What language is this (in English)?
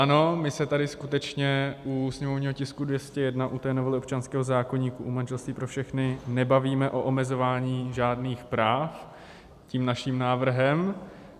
Czech